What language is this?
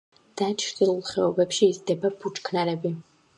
Georgian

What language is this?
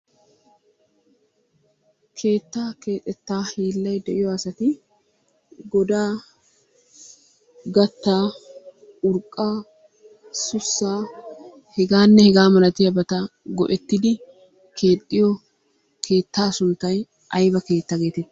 Wolaytta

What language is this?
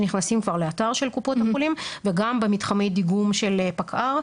Hebrew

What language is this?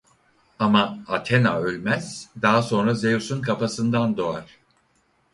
Turkish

